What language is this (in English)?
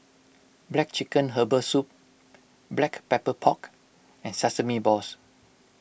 English